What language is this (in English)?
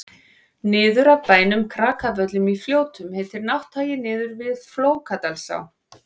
Icelandic